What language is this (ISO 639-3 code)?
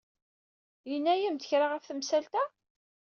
kab